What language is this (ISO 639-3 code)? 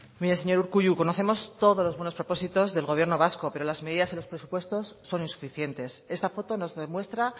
spa